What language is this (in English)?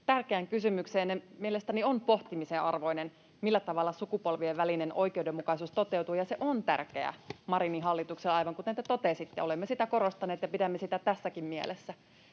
Finnish